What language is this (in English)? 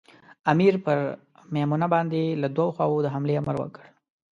Pashto